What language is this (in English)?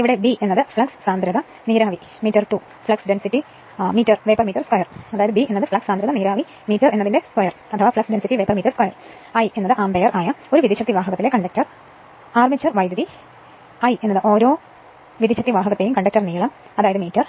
Malayalam